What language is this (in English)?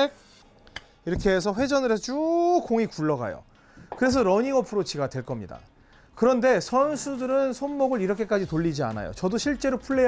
Korean